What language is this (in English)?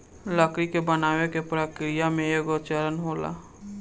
Bhojpuri